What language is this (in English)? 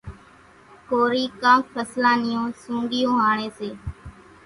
Kachi Koli